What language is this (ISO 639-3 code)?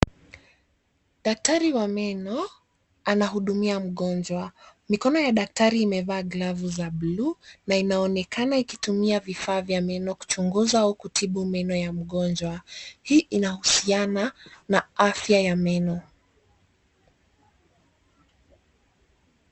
swa